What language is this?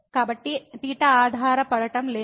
Telugu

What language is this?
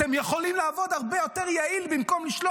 Hebrew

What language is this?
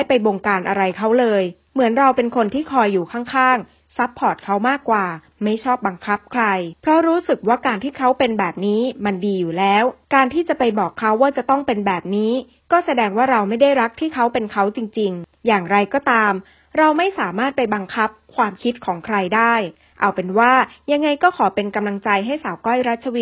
Thai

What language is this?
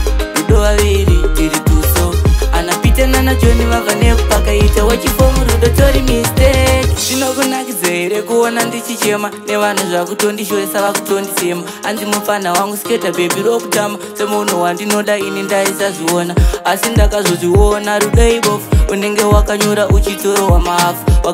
Portuguese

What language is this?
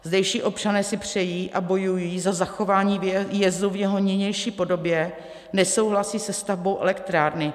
Czech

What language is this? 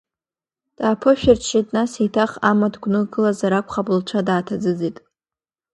Abkhazian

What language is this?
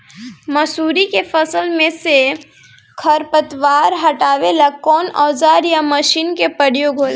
Bhojpuri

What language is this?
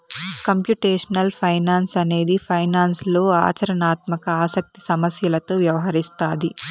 Telugu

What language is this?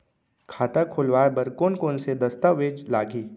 Chhattisgarhi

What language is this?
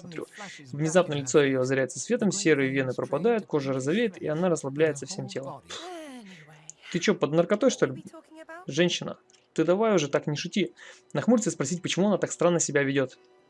Russian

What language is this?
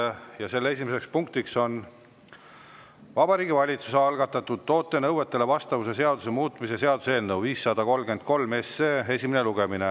Estonian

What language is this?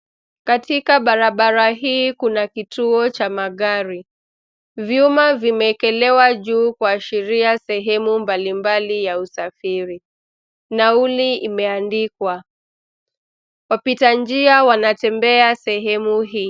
Swahili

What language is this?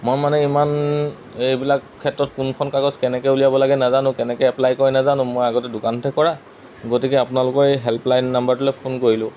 Assamese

